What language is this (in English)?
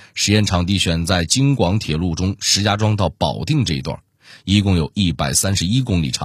Chinese